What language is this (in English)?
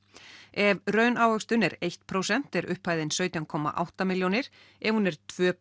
Icelandic